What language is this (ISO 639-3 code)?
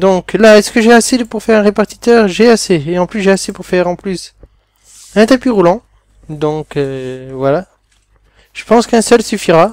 fra